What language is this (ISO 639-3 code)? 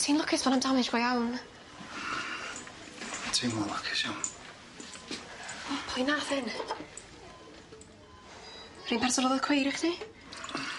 cym